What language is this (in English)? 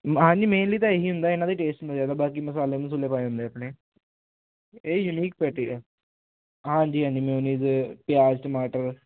Punjabi